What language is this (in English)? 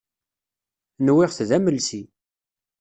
Kabyle